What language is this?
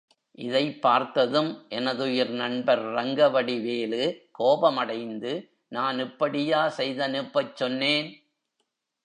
Tamil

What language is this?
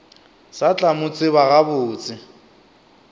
Northern Sotho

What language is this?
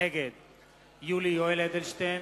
Hebrew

